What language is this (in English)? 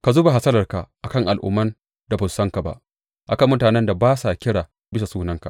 Hausa